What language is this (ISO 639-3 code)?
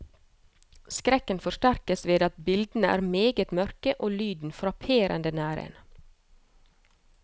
nor